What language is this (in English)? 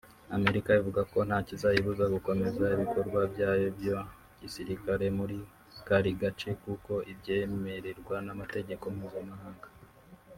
Kinyarwanda